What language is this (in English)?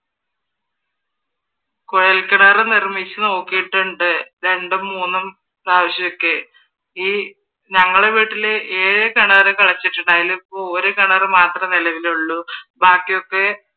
Malayalam